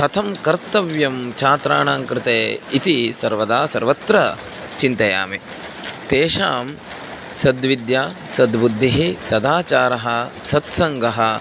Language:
Sanskrit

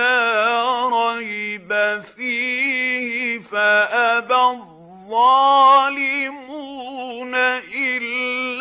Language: Arabic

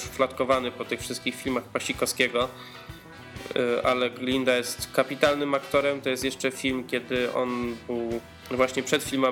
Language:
Polish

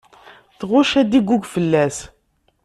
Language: Kabyle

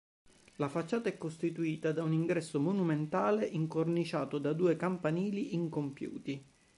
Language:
Italian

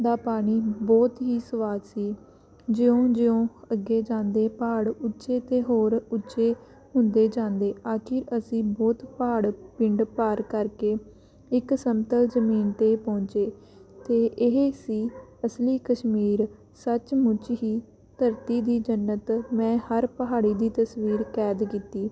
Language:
Punjabi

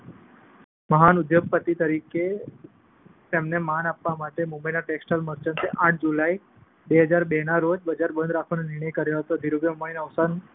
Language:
Gujarati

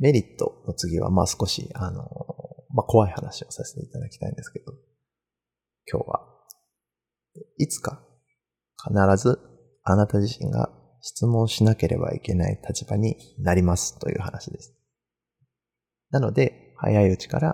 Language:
Japanese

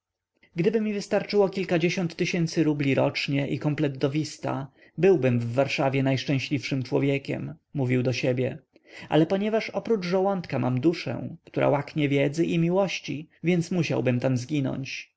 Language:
Polish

